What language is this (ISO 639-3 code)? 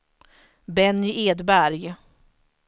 swe